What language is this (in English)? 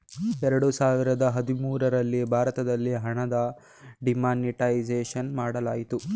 Kannada